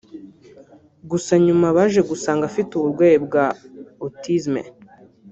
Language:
Kinyarwanda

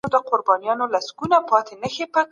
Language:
Pashto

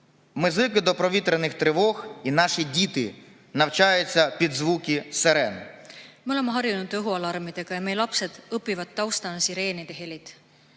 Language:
Estonian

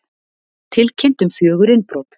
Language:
Icelandic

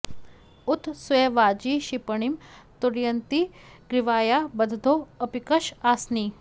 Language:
Sanskrit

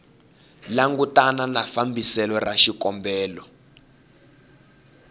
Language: Tsonga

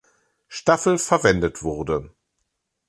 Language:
German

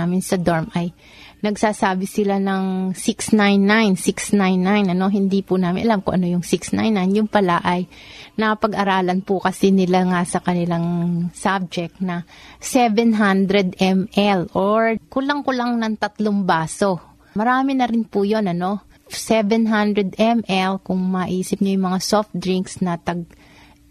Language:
Filipino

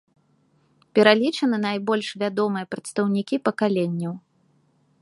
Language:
Belarusian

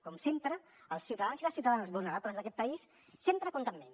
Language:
Catalan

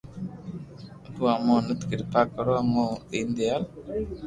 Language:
Loarki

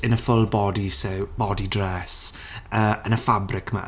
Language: Welsh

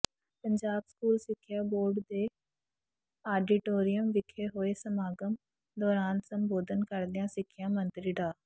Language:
Punjabi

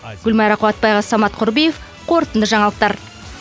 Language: Kazakh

